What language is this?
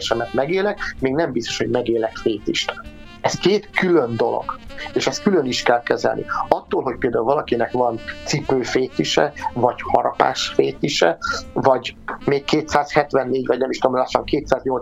Hungarian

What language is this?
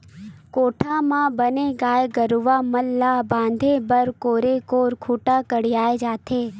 Chhattisgarhi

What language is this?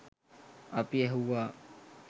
Sinhala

